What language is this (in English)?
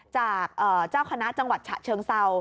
Thai